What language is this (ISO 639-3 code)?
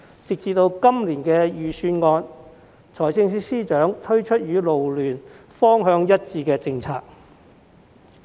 yue